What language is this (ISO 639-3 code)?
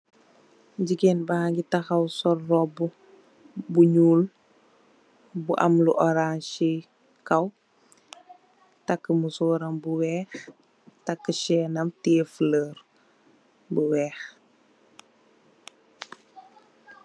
wol